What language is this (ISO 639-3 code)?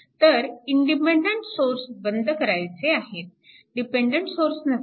mar